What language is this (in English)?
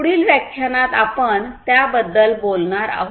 Marathi